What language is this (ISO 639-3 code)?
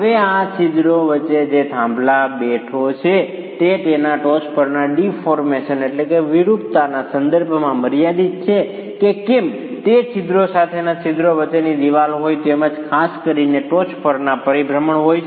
guj